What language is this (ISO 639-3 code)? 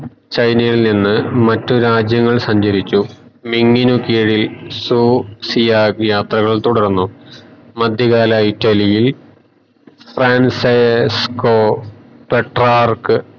mal